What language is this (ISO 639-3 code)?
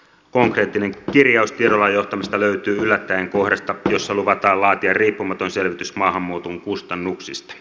fin